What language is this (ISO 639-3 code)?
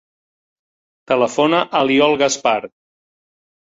cat